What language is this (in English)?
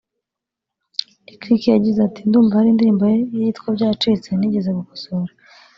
Kinyarwanda